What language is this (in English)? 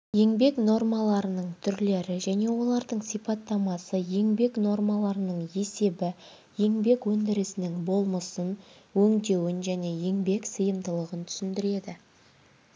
Kazakh